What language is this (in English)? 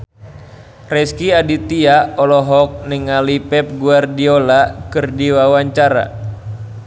Sundanese